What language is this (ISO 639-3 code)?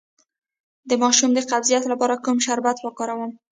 pus